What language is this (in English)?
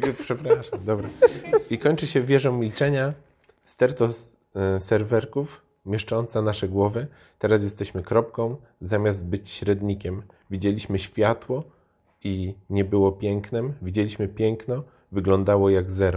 Polish